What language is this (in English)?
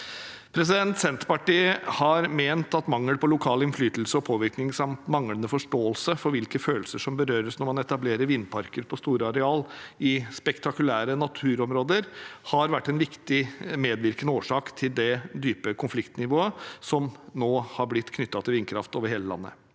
Norwegian